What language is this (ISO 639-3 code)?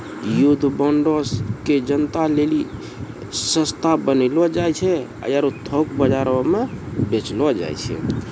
mai